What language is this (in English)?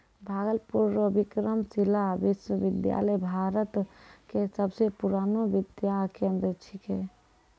Maithili